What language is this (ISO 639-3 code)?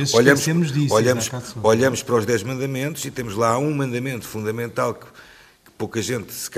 por